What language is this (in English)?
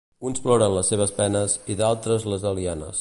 Catalan